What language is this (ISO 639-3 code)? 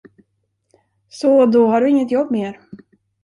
swe